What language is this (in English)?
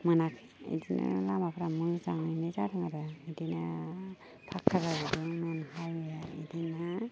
Bodo